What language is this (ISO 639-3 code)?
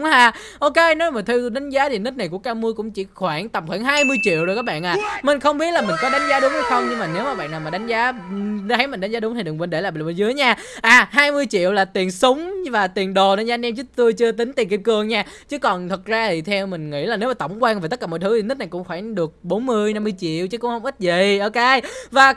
vie